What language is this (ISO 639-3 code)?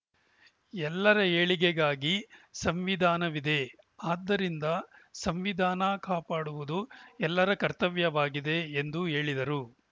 kan